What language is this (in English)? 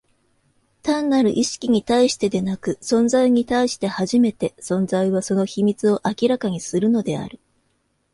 Japanese